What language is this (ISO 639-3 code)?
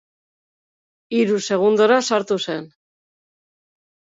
eus